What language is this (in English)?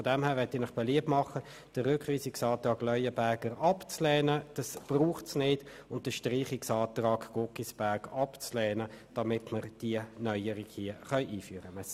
Swiss German